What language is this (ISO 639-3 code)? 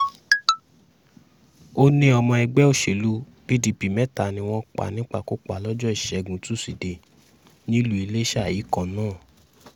yor